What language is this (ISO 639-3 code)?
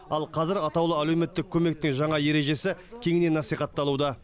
kaz